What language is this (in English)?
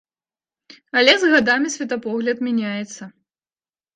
Belarusian